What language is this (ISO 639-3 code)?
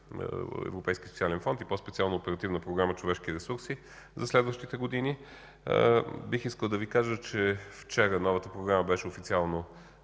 bul